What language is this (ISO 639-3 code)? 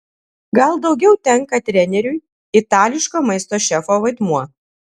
lit